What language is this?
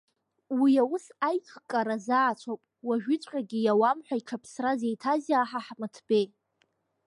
Abkhazian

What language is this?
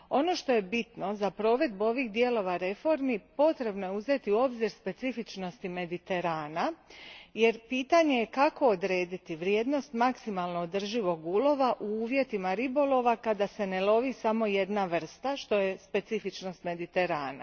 Croatian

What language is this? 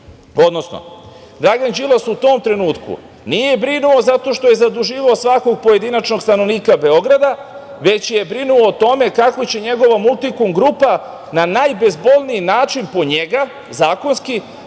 Serbian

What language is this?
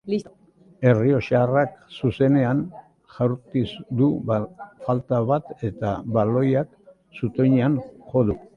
Basque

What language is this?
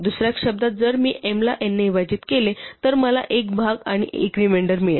Marathi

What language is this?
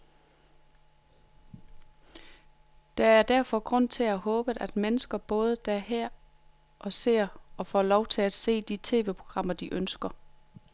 Danish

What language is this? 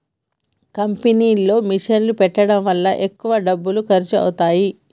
Telugu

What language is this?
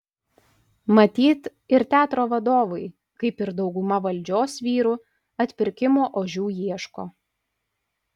Lithuanian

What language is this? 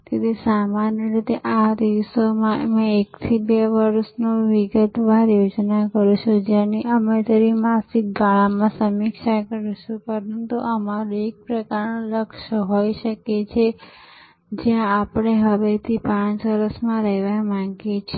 Gujarati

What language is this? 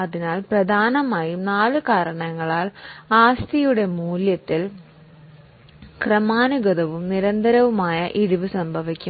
Malayalam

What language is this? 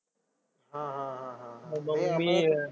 Marathi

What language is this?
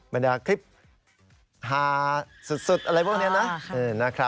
Thai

